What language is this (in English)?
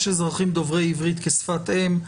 Hebrew